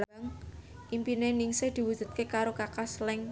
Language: Javanese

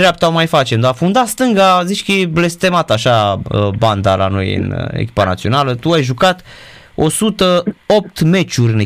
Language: Romanian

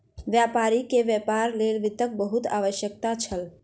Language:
Maithili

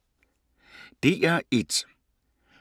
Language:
Danish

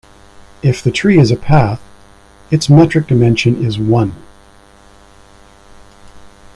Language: English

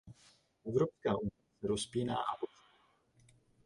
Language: Czech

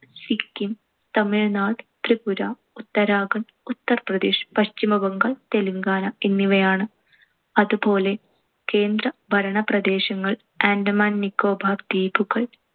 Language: Malayalam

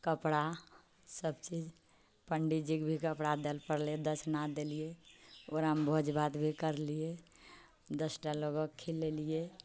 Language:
Maithili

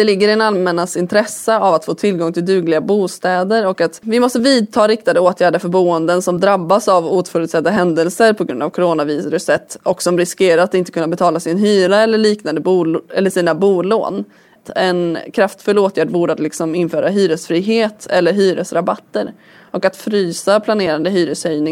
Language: Swedish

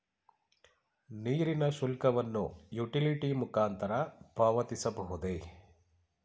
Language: Kannada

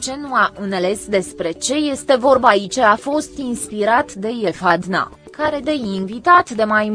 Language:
Romanian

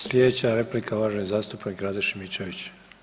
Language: Croatian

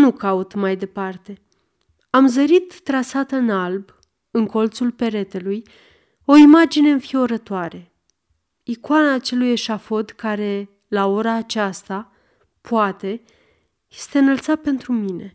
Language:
Romanian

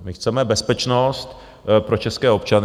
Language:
Czech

